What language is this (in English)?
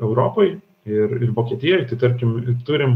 Lithuanian